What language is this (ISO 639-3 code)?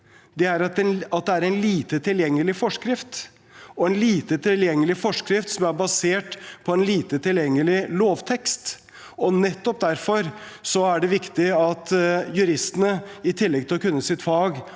nor